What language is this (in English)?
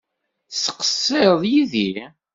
Kabyle